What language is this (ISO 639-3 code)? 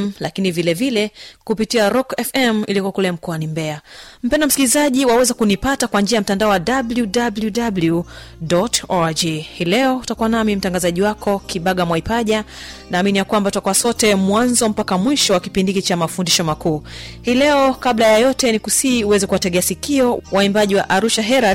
swa